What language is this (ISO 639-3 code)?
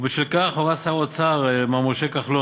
heb